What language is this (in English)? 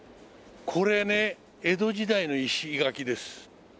Japanese